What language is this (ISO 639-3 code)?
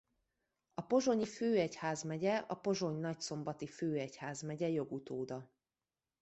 hun